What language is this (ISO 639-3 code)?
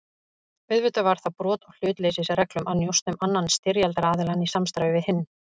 isl